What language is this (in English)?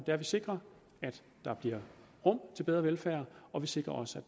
Danish